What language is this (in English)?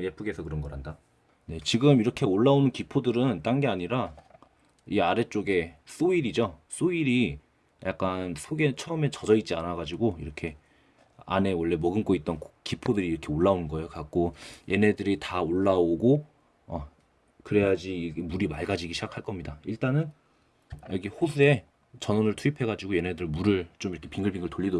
Korean